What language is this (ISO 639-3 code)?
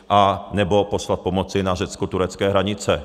ces